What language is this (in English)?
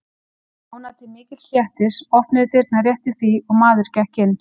Icelandic